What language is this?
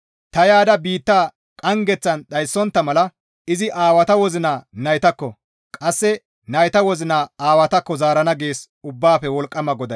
Gamo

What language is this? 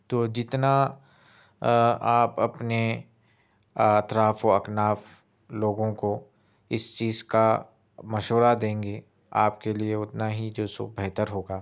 Urdu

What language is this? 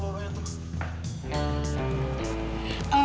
Indonesian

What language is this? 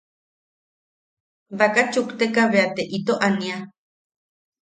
Yaqui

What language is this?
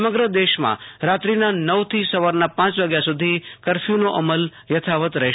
Gujarati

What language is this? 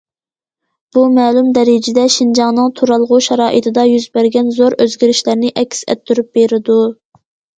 Uyghur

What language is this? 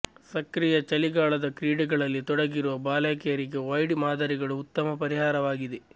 Kannada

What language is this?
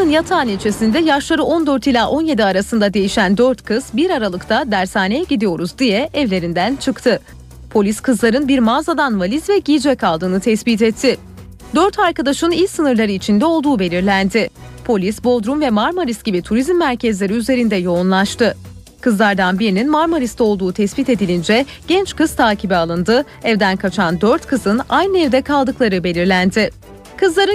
Turkish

